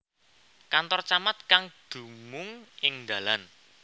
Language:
Javanese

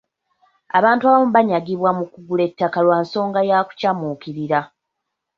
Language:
Ganda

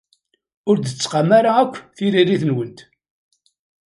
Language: Kabyle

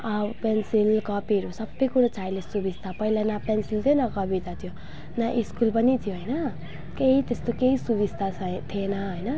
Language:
Nepali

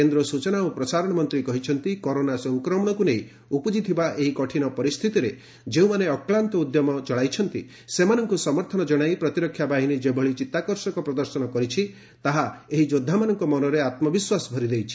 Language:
Odia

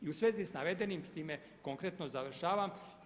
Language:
Croatian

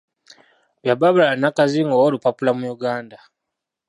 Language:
Ganda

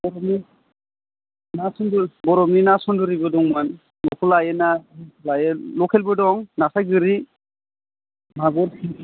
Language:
Bodo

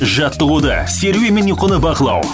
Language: Kazakh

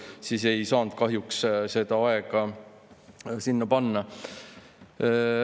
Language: Estonian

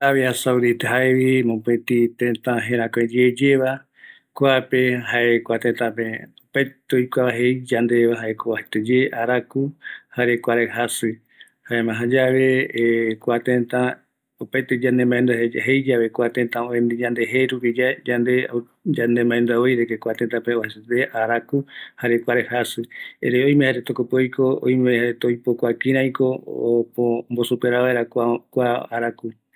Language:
Eastern Bolivian Guaraní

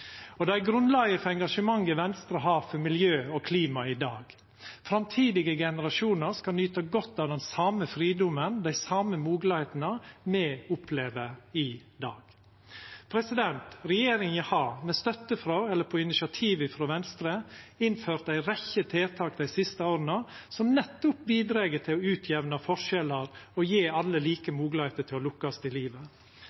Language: Norwegian Nynorsk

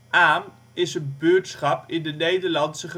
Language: Dutch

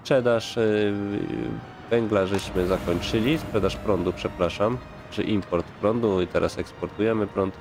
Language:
Polish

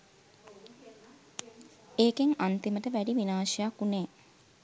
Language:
Sinhala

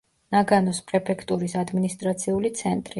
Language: Georgian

